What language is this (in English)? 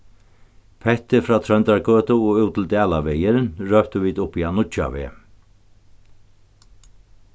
Faroese